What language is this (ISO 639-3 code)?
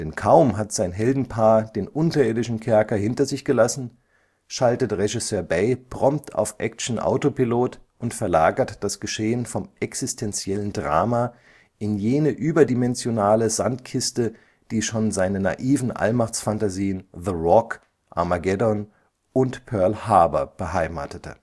deu